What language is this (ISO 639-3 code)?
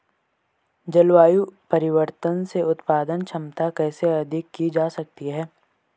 hin